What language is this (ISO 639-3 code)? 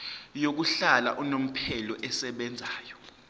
zul